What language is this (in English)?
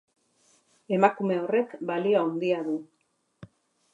Basque